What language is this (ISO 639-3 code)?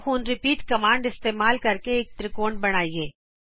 pan